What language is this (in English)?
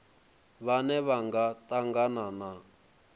Venda